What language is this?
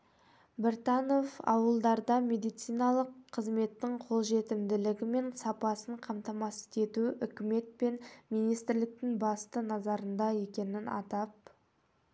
Kazakh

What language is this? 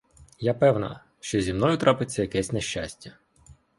Ukrainian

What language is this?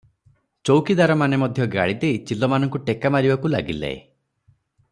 Odia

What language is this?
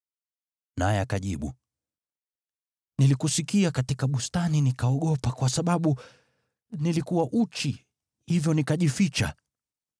Swahili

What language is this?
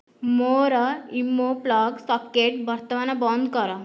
Odia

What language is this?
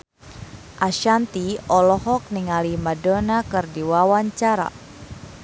Sundanese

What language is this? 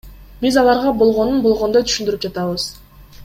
Kyrgyz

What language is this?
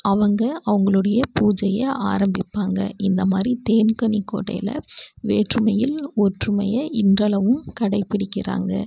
Tamil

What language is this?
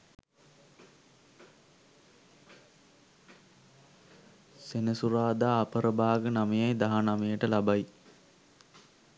Sinhala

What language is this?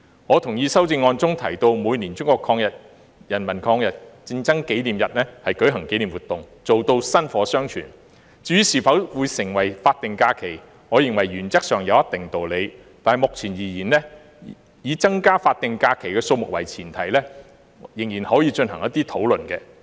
Cantonese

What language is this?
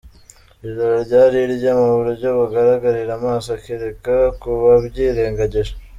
Kinyarwanda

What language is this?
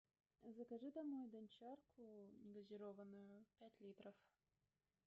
Russian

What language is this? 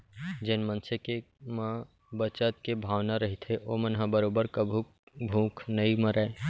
Chhattisgarhi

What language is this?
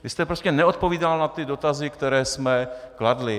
Czech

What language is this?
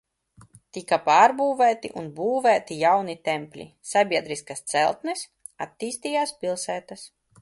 Latvian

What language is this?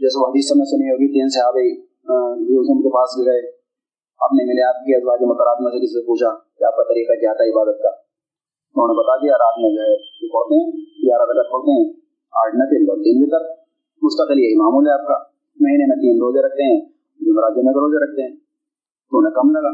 Urdu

